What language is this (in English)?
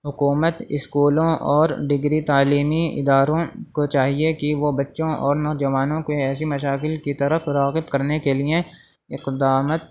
Urdu